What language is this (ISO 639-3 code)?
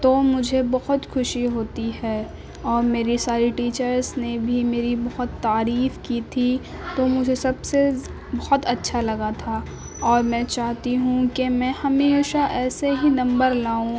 urd